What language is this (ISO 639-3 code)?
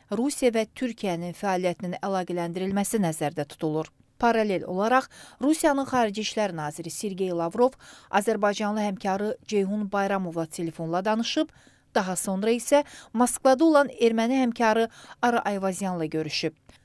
tur